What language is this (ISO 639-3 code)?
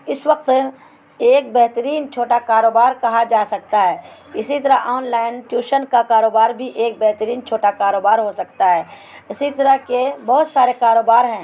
urd